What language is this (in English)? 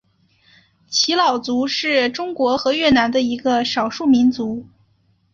Chinese